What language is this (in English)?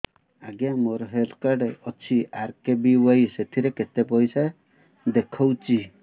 Odia